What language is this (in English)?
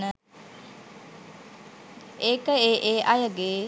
Sinhala